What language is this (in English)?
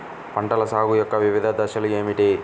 Telugu